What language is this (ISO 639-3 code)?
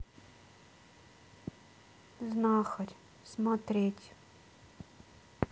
rus